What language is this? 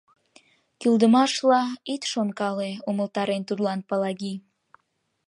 Mari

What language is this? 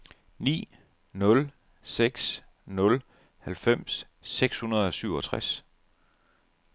Danish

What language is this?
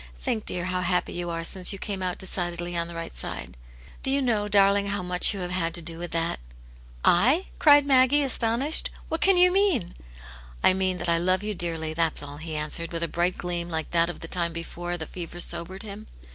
English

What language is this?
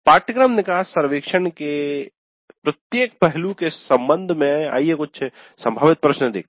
Hindi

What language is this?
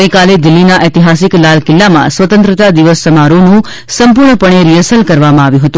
Gujarati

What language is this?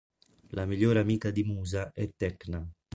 Italian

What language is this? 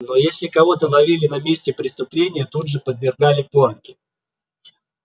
Russian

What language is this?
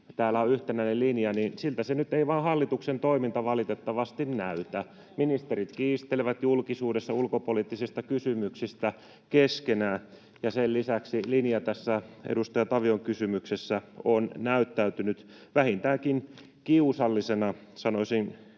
Finnish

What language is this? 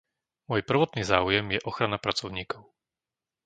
Slovak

